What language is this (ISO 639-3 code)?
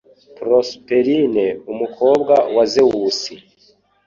kin